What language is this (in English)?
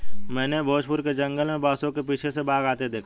Hindi